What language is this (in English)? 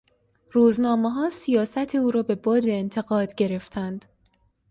Persian